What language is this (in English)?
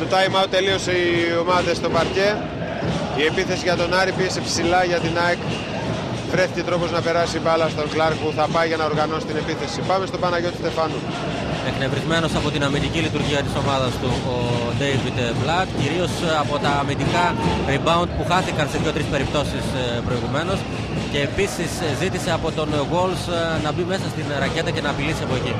Greek